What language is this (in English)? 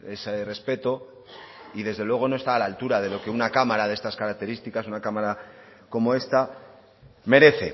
Spanish